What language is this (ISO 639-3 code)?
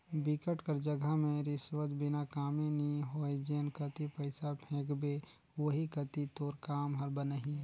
hne